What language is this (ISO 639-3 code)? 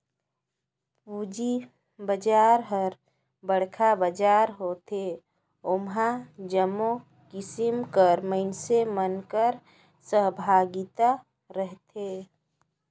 hne